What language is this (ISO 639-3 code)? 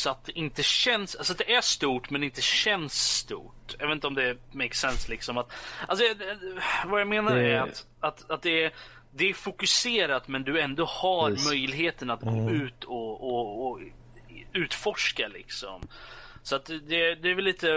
swe